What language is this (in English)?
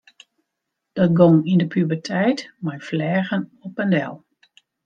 Western Frisian